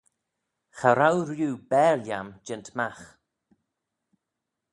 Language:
Manx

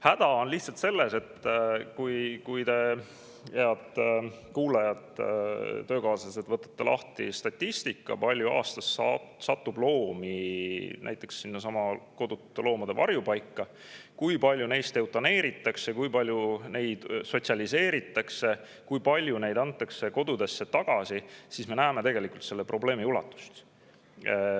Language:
Estonian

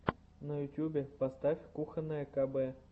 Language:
Russian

